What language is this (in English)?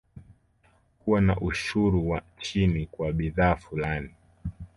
Swahili